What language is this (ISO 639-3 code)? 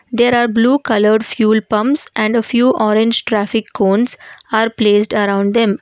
eng